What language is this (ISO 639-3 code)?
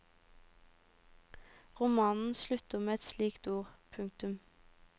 nor